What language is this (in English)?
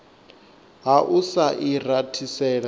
Venda